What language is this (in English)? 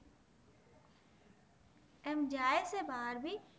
Gujarati